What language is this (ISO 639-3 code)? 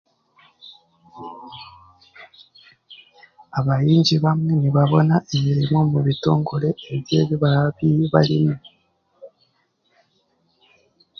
cgg